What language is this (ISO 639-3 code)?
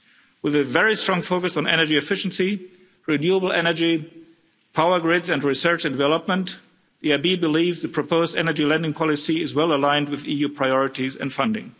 eng